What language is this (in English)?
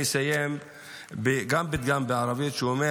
Hebrew